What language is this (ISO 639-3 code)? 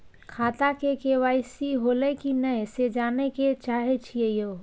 mai